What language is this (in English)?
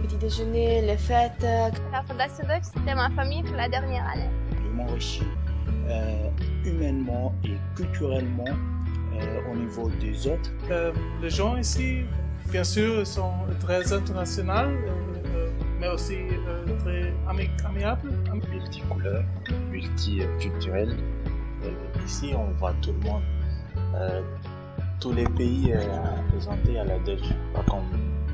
French